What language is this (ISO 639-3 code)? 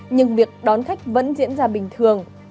vie